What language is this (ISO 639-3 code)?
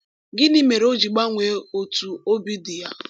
ibo